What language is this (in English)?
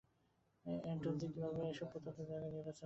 Bangla